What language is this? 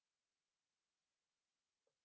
Hindi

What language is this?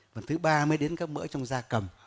Vietnamese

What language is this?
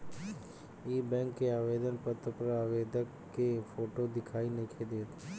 Bhojpuri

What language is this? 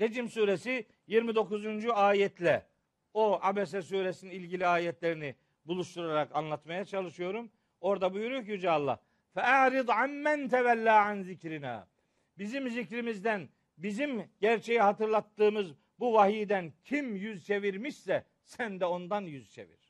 Turkish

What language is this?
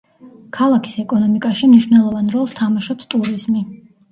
Georgian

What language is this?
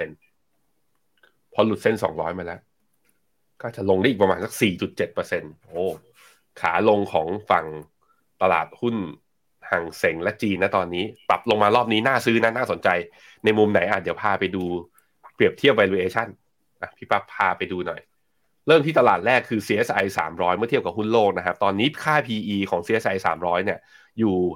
Thai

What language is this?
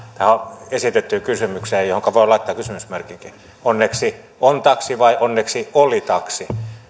Finnish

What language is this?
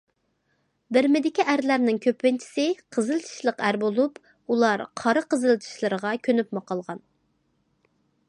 Uyghur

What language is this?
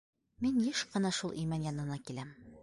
Bashkir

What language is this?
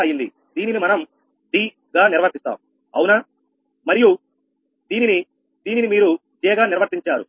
Telugu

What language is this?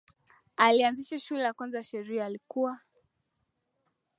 Swahili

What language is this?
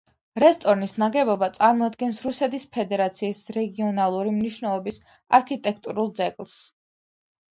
Georgian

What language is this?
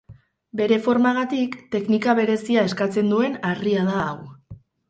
Basque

